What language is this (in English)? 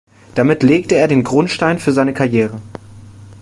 German